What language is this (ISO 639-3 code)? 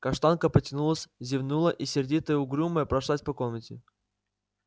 rus